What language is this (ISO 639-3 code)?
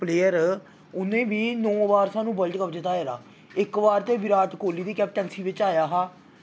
doi